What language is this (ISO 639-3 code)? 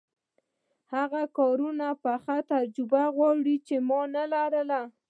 pus